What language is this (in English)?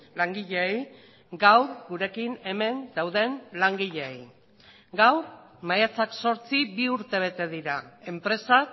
Basque